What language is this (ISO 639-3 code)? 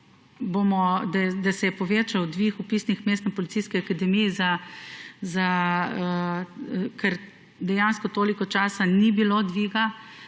slv